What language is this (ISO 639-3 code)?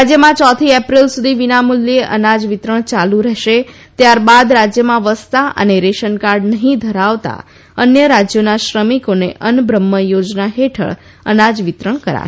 guj